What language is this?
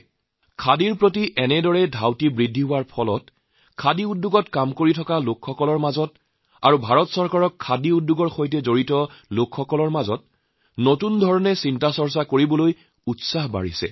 Assamese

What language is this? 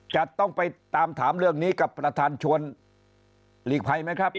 Thai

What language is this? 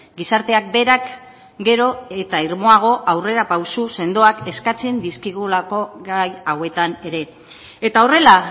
Basque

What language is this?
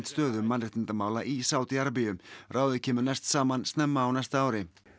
Icelandic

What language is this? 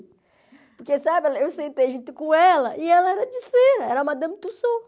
Portuguese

